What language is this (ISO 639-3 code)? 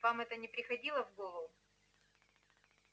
rus